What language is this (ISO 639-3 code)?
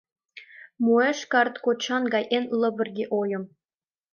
chm